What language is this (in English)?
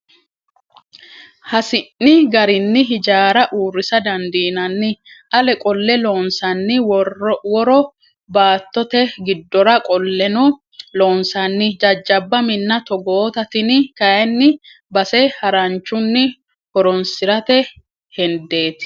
Sidamo